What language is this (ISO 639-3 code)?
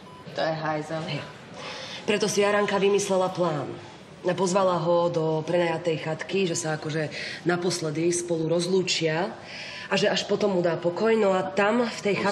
ces